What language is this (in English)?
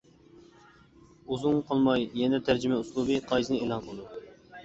Uyghur